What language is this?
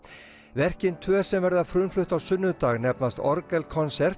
Icelandic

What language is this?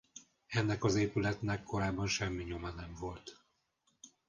Hungarian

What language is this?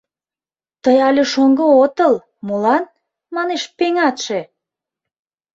Mari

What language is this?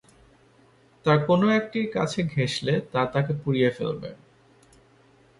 Bangla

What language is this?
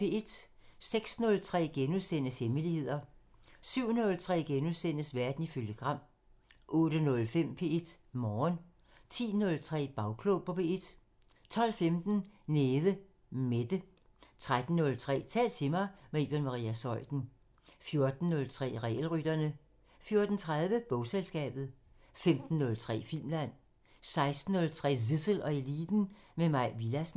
Danish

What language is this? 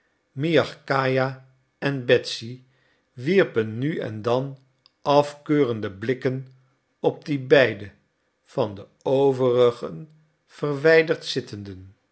Dutch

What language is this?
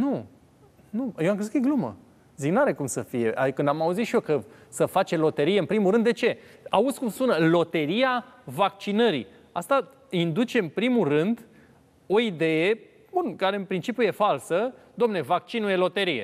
Romanian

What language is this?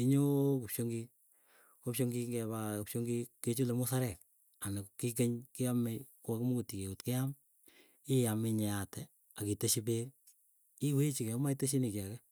Keiyo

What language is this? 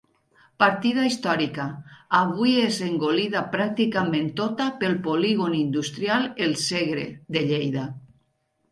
Catalan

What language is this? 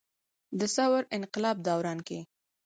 Pashto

